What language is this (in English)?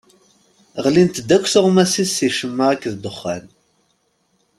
Kabyle